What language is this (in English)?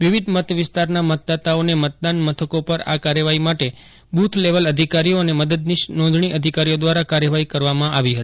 Gujarati